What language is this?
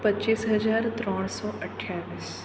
Gujarati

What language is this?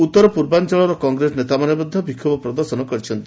Odia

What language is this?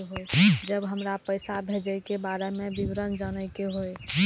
Maithili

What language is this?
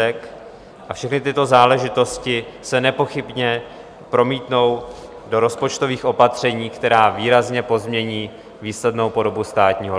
Czech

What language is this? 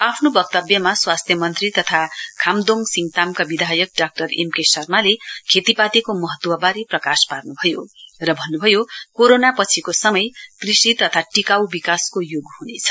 Nepali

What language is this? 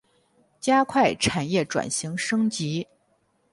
Chinese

